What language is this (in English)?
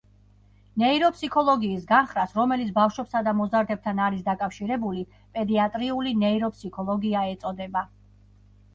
Georgian